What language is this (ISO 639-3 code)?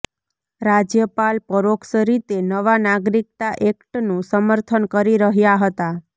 guj